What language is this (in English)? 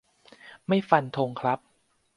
Thai